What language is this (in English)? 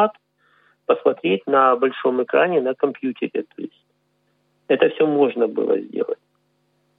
Russian